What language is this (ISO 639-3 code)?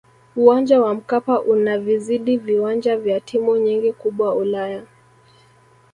swa